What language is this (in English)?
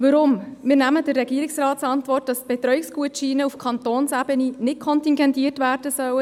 Swiss German